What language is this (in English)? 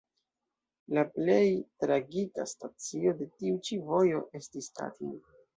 Esperanto